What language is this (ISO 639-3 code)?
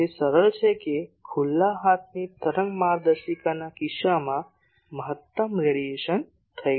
guj